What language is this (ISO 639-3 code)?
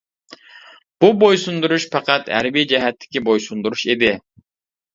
uig